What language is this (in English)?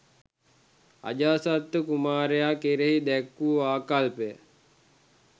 Sinhala